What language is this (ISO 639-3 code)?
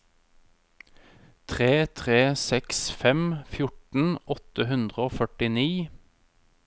nor